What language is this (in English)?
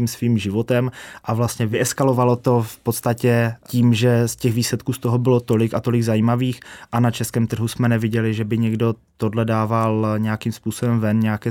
Czech